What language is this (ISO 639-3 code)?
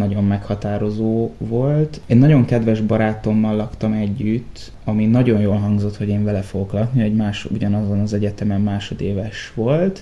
hun